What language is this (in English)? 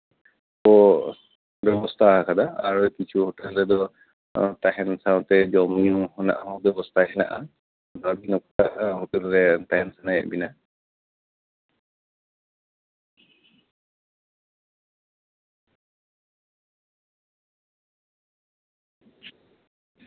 Santali